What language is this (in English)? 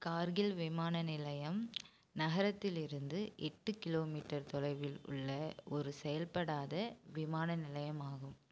Tamil